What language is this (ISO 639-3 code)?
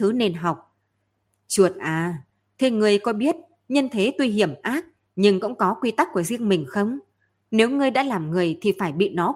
vie